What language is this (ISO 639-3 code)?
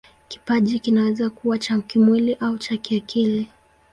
swa